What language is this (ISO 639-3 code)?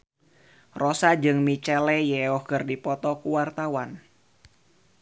sun